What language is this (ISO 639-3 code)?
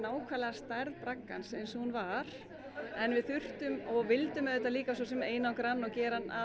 isl